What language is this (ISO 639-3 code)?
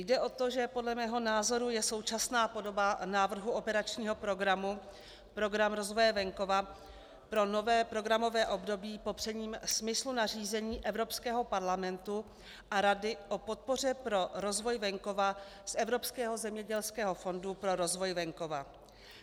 ces